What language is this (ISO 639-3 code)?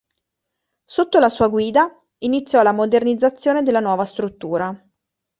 ita